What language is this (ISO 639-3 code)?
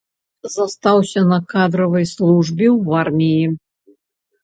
bel